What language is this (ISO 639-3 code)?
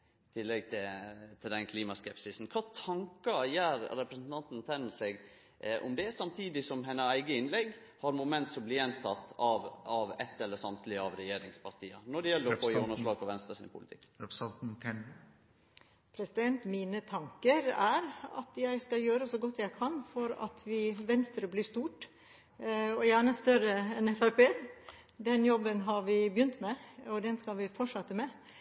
nor